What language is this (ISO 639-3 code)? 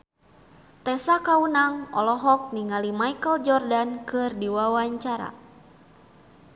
sun